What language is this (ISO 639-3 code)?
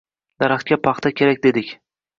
uzb